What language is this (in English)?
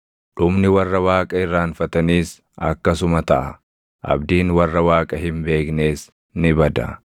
Oromo